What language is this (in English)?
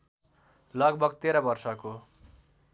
Nepali